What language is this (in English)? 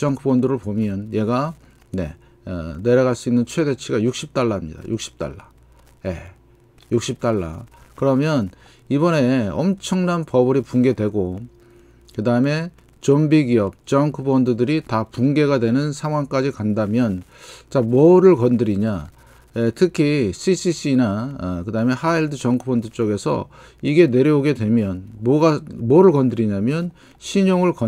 Korean